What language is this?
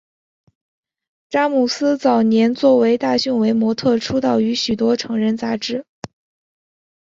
Chinese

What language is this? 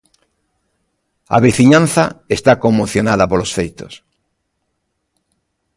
Galician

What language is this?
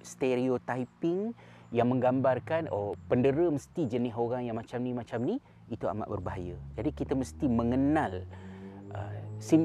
Malay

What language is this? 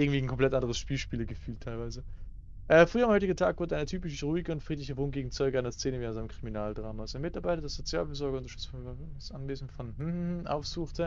German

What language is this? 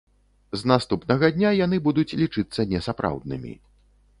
Belarusian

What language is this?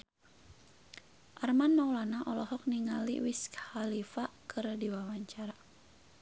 Sundanese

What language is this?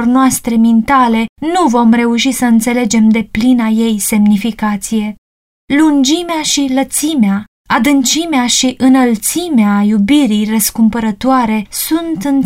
Romanian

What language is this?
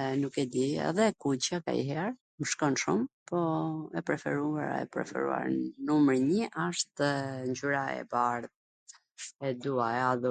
Gheg Albanian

